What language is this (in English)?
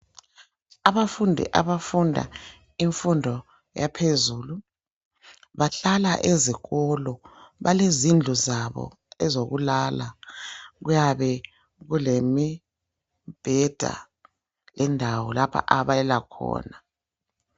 North Ndebele